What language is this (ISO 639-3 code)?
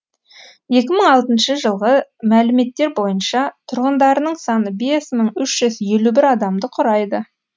kaz